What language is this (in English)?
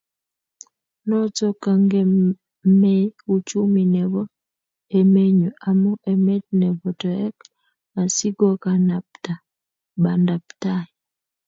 Kalenjin